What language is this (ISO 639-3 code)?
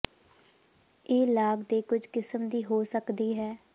pan